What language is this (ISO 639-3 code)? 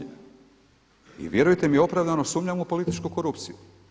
hrv